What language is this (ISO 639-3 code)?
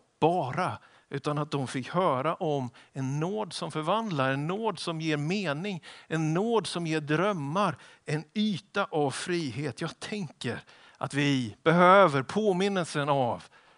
swe